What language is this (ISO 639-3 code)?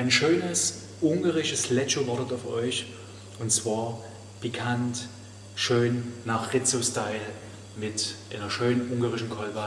deu